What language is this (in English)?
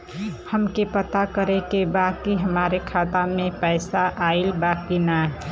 Bhojpuri